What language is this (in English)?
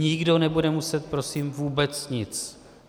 Czech